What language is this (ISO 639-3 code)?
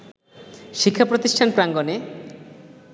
ben